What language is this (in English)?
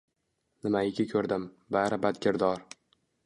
Uzbek